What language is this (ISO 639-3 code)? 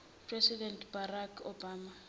zul